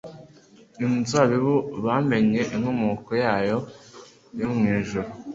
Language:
Kinyarwanda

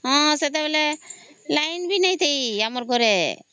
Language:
Odia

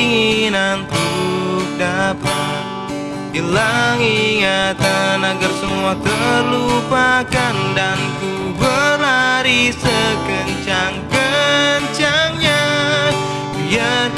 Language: Indonesian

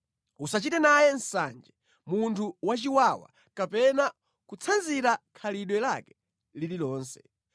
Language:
Nyanja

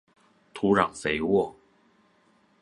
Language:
Chinese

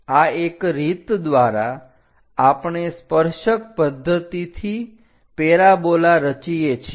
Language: Gujarati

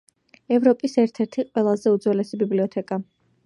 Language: Georgian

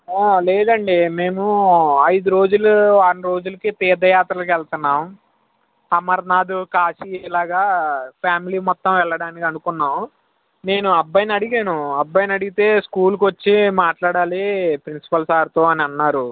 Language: Telugu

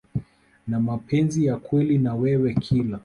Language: Swahili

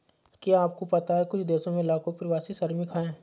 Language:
Hindi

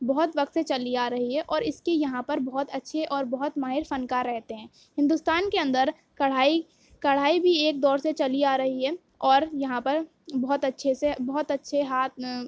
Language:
Urdu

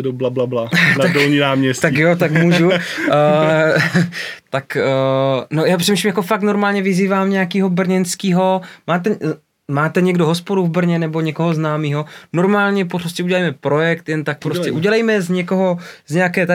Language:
Czech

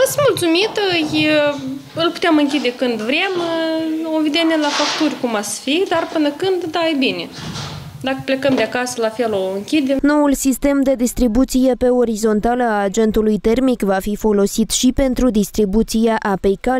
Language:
Romanian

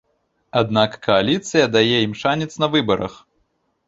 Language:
Belarusian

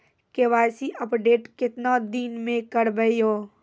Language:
Maithili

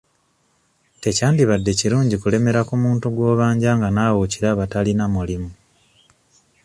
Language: Ganda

